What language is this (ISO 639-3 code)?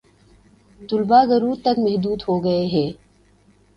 urd